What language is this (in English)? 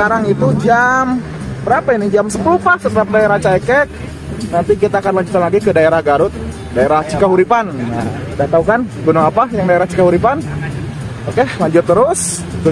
Indonesian